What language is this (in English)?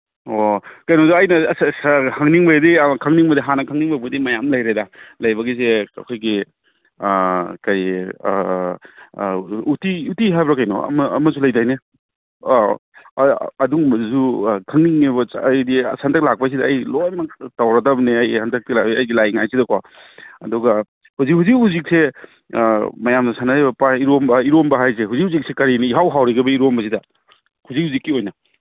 Manipuri